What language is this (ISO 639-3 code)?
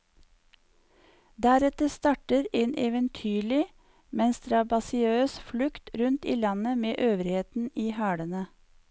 nor